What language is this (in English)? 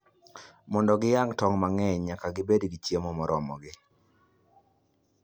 Luo (Kenya and Tanzania)